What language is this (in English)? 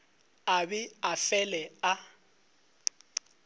Northern Sotho